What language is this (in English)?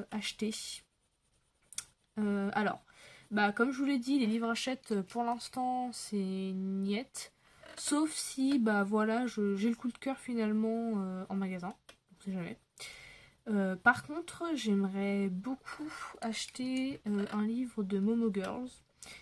French